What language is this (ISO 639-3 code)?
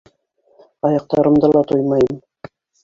bak